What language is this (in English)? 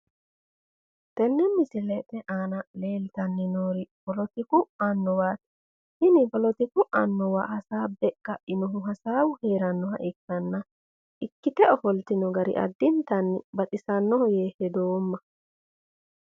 Sidamo